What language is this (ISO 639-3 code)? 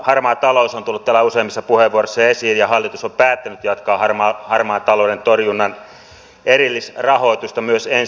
fin